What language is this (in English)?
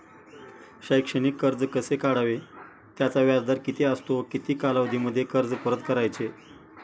Marathi